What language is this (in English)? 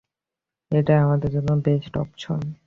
Bangla